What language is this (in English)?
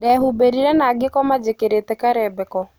Kikuyu